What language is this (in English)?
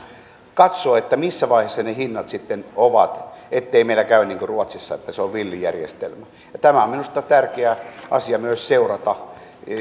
Finnish